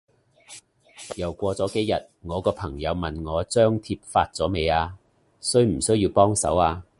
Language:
Cantonese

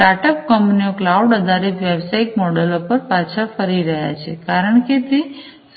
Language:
Gujarati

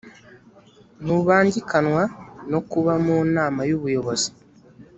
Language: Kinyarwanda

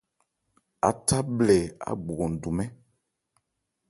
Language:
Ebrié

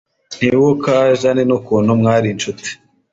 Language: Kinyarwanda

